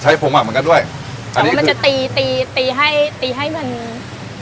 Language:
Thai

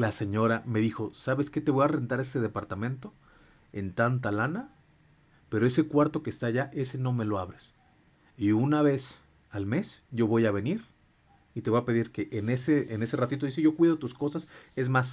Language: Spanish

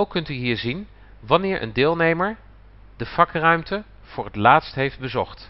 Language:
Dutch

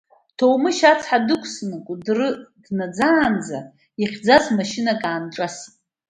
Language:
Abkhazian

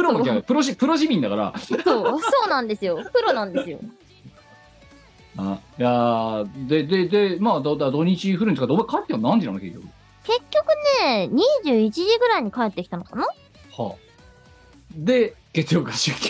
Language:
Japanese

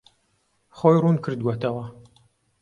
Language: Central Kurdish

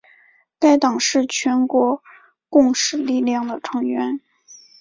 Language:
Chinese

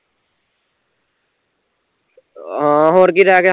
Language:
Punjabi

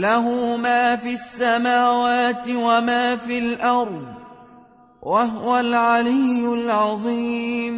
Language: Arabic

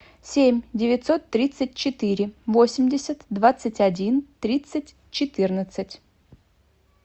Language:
Russian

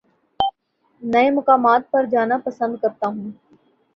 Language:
Urdu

